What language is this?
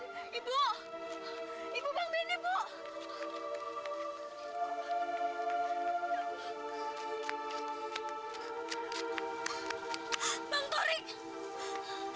Indonesian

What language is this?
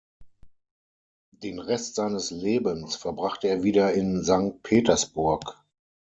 German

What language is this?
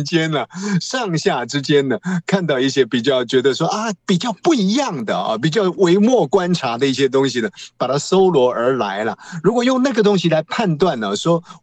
Chinese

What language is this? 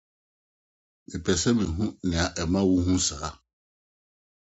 Akan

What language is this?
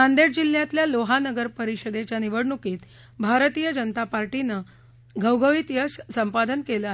Marathi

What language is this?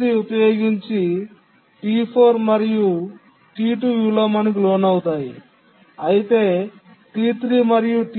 Telugu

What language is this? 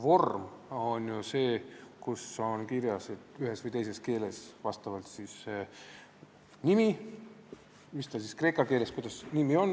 Estonian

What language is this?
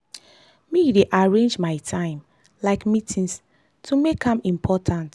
Nigerian Pidgin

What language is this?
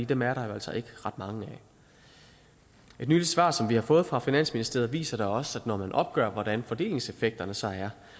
Danish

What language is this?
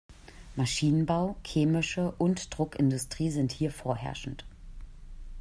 German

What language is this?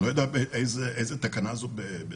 Hebrew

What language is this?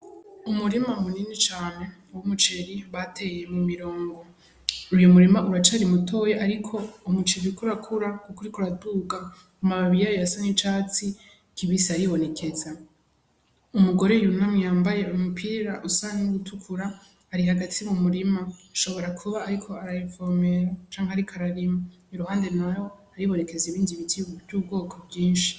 Rundi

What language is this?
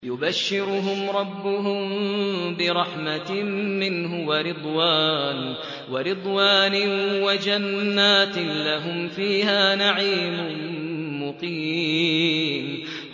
Arabic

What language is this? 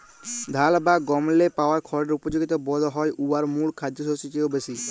Bangla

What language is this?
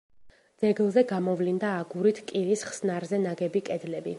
Georgian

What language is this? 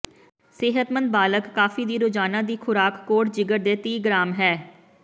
Punjabi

